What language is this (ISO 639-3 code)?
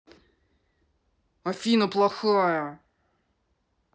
rus